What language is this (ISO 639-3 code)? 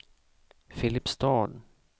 swe